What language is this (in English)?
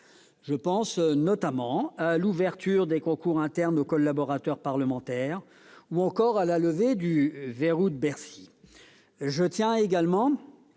French